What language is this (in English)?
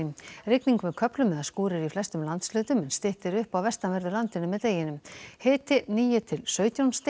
Icelandic